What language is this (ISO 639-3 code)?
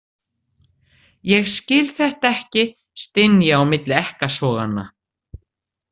isl